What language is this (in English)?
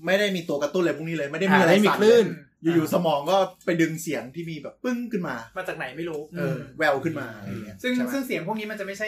Thai